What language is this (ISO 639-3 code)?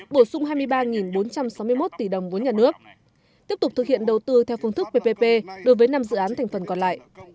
vie